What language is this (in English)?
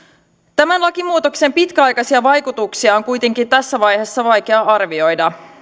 Finnish